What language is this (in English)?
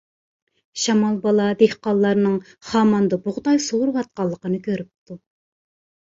Uyghur